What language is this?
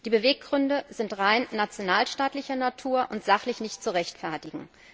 German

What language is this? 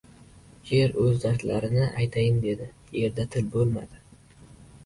Uzbek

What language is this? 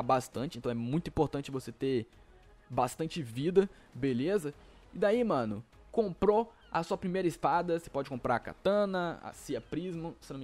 Portuguese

